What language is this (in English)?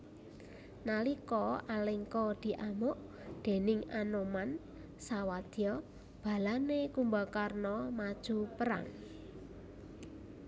Javanese